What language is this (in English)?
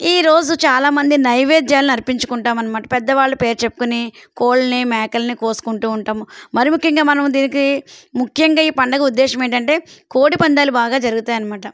Telugu